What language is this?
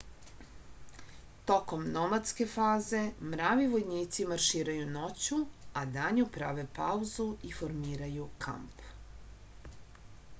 Serbian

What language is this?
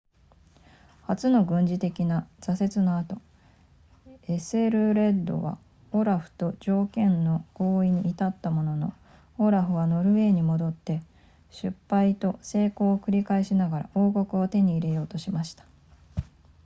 Japanese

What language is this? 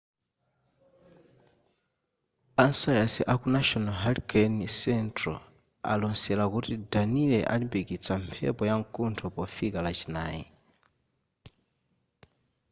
Nyanja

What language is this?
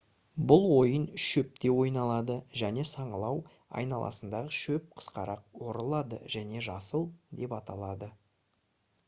Kazakh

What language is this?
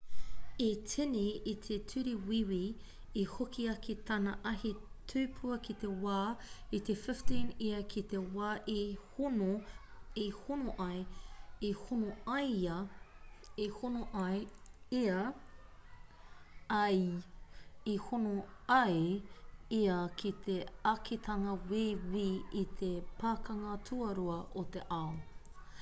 Māori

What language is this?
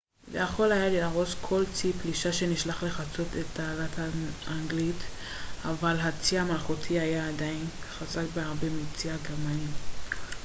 Hebrew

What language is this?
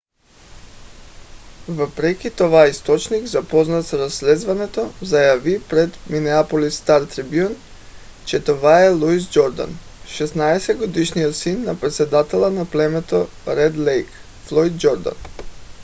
Bulgarian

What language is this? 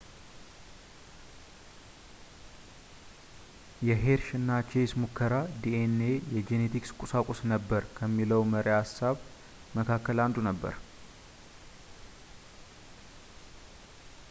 Amharic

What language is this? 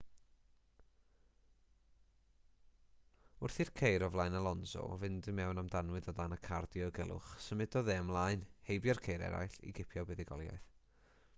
Welsh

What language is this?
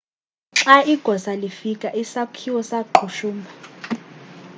Xhosa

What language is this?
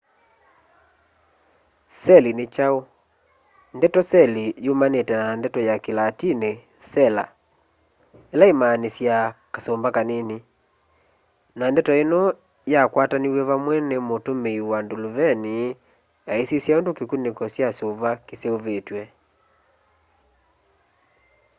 Kamba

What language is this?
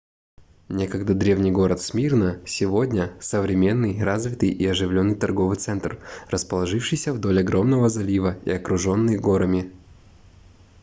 Russian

